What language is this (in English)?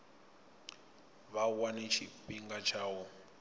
Venda